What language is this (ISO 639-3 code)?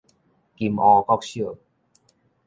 nan